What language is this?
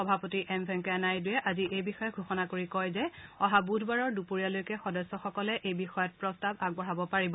Assamese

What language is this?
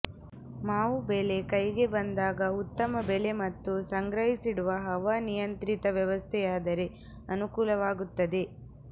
Kannada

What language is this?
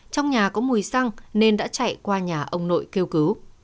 Vietnamese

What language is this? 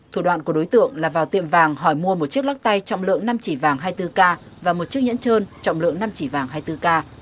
Vietnamese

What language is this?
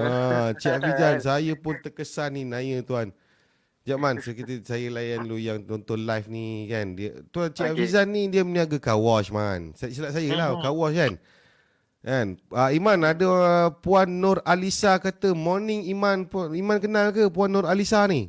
Malay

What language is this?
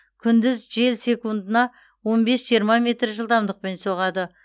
Kazakh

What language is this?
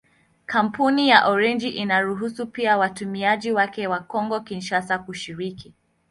Swahili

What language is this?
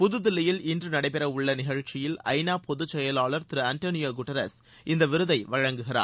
Tamil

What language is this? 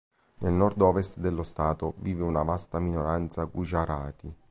Italian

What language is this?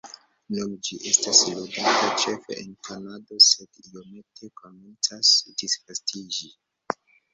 Esperanto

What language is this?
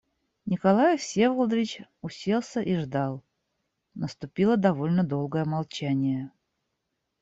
Russian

